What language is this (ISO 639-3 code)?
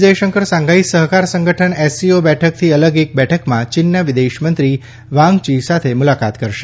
guj